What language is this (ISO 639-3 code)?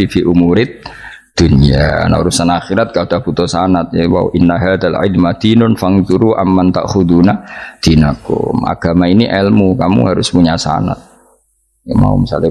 ind